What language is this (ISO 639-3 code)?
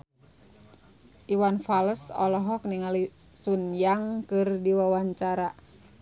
sun